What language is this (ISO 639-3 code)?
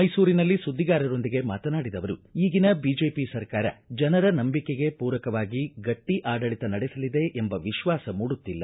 kan